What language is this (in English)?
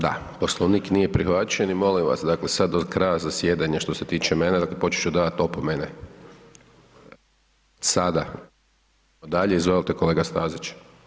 Croatian